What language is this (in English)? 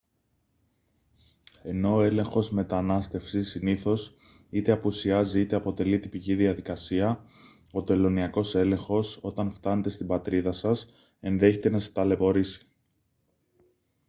Greek